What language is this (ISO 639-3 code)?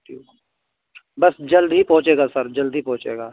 urd